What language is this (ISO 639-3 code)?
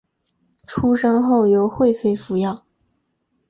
zho